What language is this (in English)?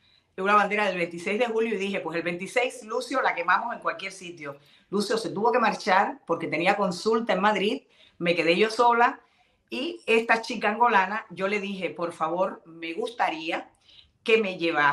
Spanish